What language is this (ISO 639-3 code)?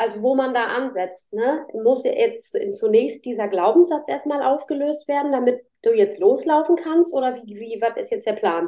deu